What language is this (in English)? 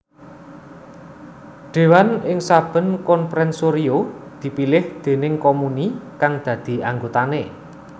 Javanese